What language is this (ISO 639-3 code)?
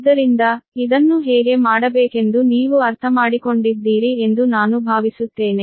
kan